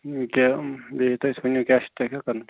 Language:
Kashmiri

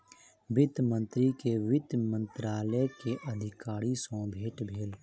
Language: Maithili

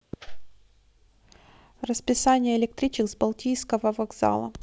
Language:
Russian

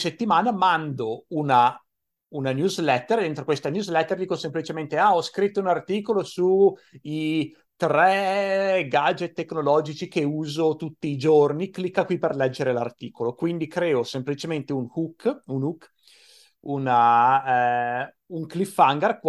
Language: Italian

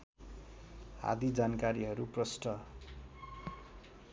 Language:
Nepali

